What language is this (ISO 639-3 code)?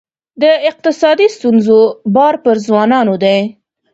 pus